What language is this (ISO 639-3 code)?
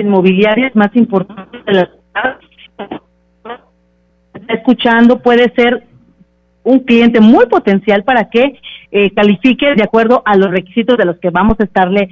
spa